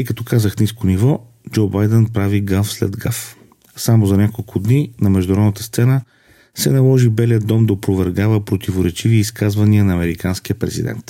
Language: Bulgarian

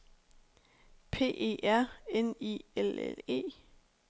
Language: Danish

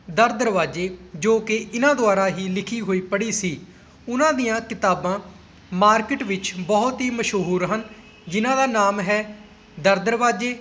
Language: Punjabi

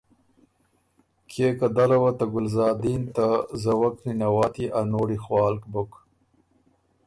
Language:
Ormuri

